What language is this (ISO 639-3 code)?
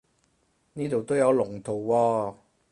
yue